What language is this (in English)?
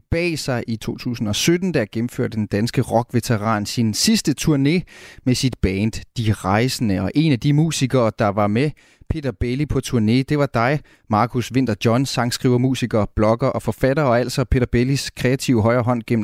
Danish